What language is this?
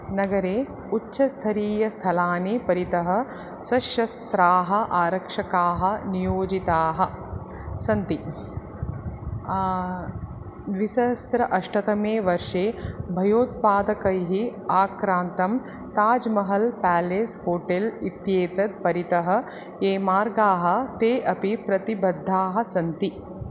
Sanskrit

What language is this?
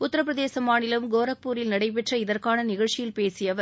Tamil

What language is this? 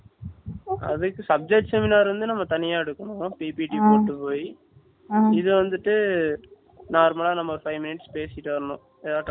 Tamil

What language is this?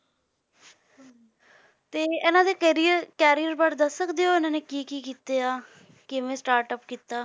Punjabi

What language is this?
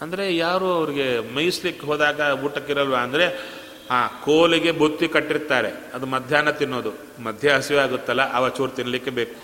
Kannada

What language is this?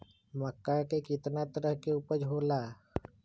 Magahi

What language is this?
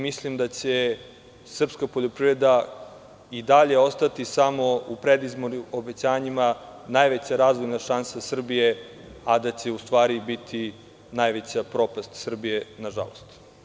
Serbian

